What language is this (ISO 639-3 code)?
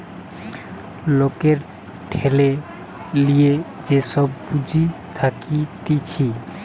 ben